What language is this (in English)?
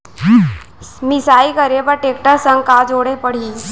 Chhattisgarhi